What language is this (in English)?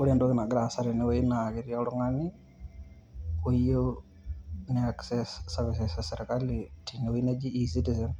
Masai